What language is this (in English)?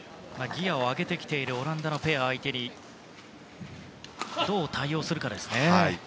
Japanese